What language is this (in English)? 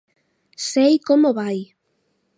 Galician